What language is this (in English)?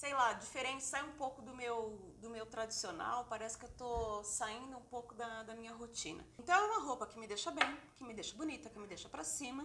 Portuguese